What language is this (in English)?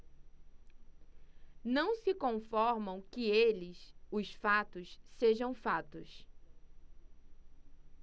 Portuguese